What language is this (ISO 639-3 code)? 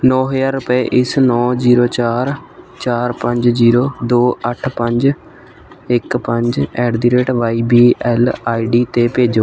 pan